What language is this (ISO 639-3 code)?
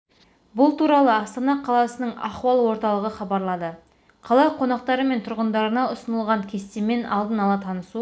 kaz